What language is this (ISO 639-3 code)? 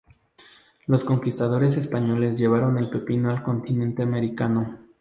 spa